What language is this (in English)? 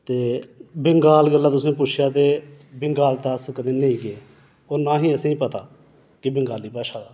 Dogri